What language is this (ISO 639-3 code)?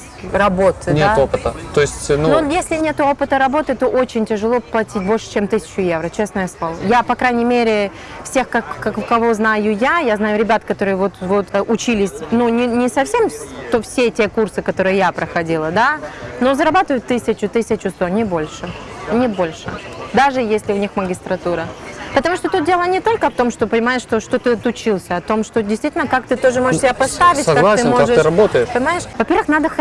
rus